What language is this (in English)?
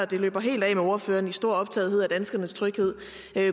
Danish